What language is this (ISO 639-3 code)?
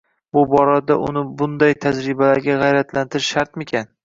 uzb